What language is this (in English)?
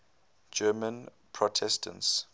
English